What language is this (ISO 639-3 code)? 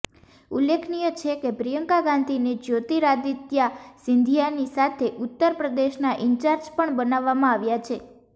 guj